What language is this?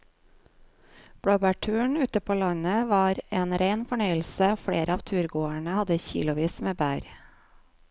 Norwegian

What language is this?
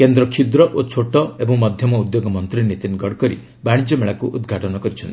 Odia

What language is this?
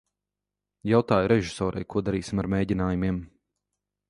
Latvian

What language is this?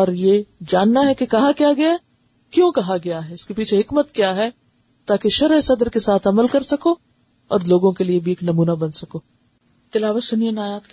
Urdu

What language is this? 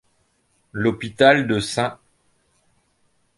French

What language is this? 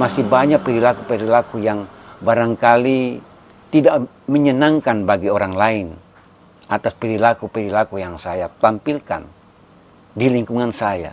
Indonesian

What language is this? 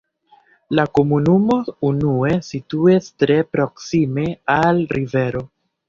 Esperanto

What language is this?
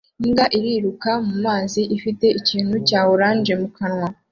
Kinyarwanda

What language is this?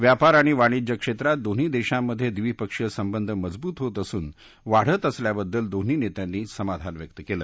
Marathi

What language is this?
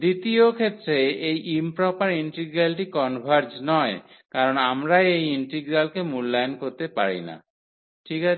Bangla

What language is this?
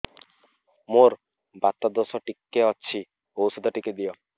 Odia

